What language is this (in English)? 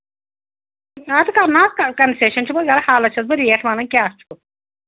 Kashmiri